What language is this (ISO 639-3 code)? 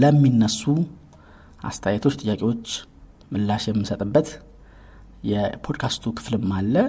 amh